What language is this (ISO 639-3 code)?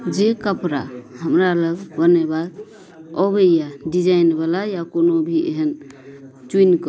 mai